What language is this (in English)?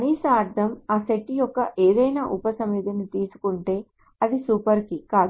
Telugu